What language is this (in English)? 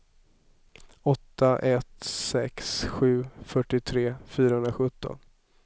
Swedish